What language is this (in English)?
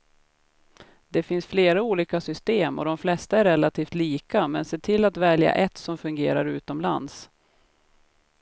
Swedish